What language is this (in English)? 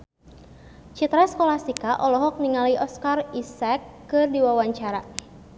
Sundanese